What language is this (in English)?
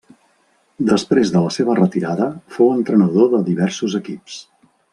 Catalan